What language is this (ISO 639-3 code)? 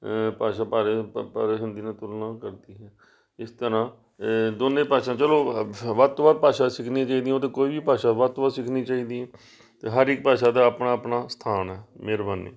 pan